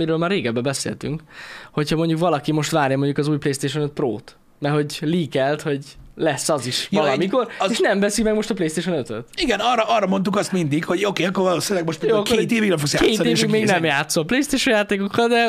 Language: Hungarian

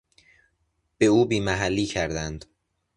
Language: Persian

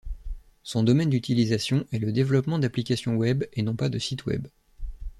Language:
French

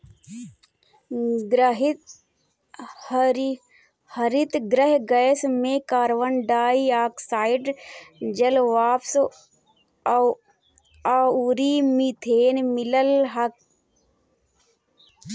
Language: Bhojpuri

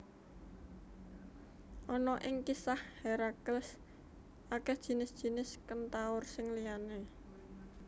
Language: Javanese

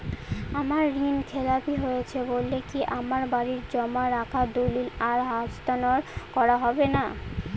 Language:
Bangla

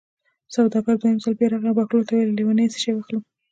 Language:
Pashto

